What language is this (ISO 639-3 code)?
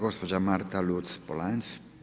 hrv